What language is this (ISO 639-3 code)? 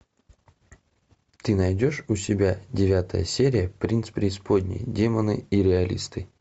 rus